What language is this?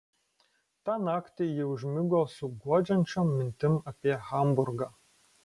Lithuanian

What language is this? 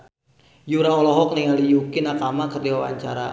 Sundanese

